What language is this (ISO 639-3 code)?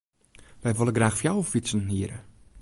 fry